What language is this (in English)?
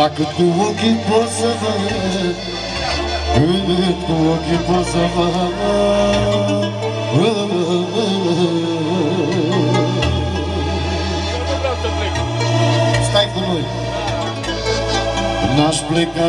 Romanian